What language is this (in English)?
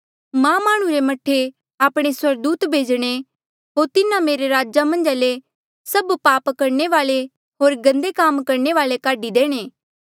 Mandeali